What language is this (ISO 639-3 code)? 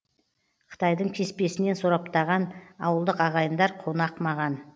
kaz